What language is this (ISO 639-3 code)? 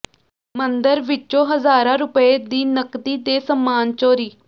pan